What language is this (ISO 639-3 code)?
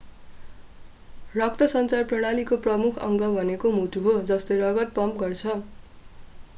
nep